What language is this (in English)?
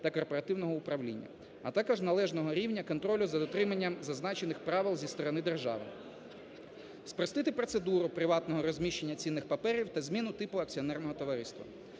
Ukrainian